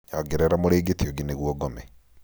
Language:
Kikuyu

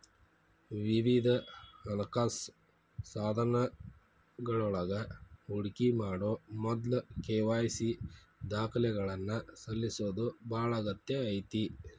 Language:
Kannada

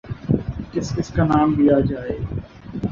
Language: Urdu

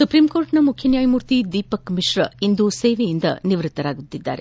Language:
Kannada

